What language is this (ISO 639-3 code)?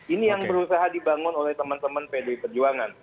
ind